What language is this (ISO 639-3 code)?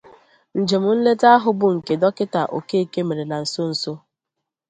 ibo